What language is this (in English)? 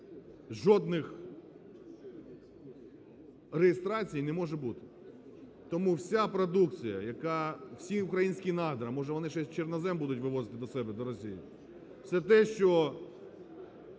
Ukrainian